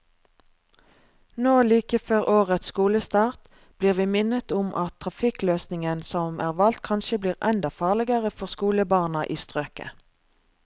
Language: Norwegian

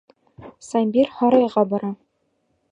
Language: Bashkir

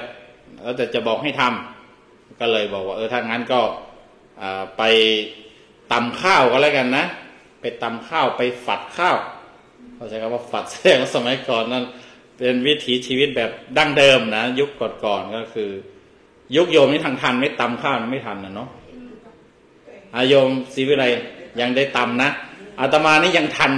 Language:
Thai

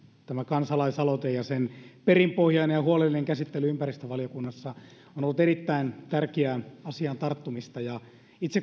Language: Finnish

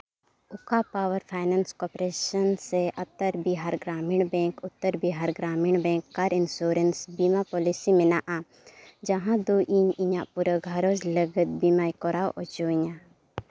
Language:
Santali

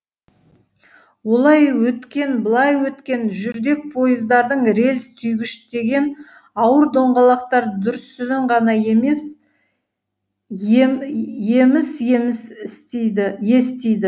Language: Kazakh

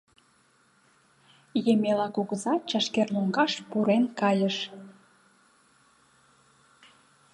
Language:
Mari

